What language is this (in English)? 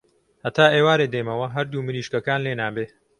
Central Kurdish